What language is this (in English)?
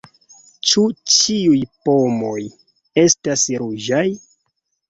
Esperanto